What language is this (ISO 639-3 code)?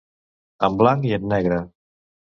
cat